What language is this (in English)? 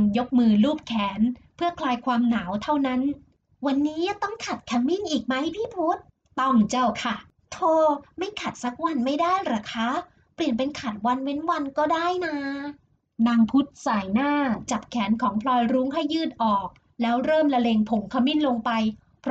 Thai